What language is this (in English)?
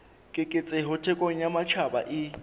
Southern Sotho